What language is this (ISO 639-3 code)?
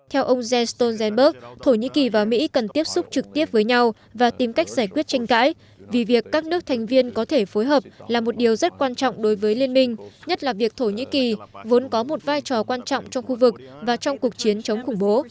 vie